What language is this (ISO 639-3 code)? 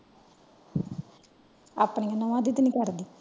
pan